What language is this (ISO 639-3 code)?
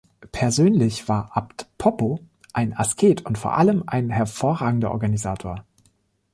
deu